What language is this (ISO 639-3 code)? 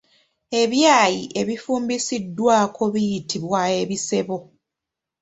lug